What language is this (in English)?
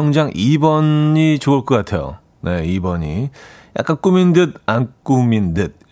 Korean